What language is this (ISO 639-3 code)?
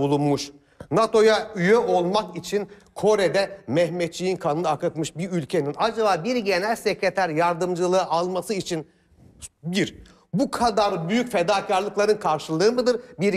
tur